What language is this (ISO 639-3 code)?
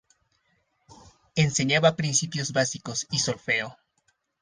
spa